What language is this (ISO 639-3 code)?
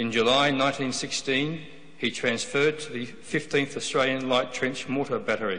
eng